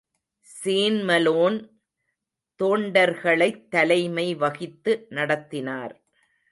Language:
Tamil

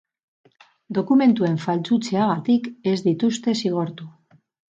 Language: Basque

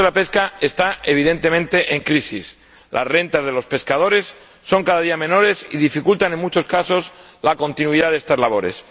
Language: Spanish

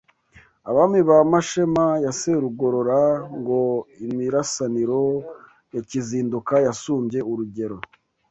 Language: Kinyarwanda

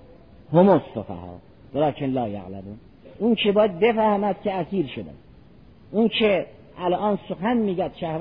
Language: Persian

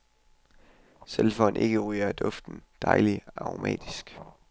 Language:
Danish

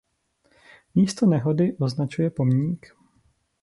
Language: Czech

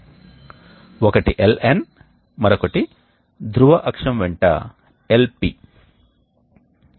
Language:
Telugu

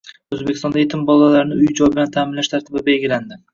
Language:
Uzbek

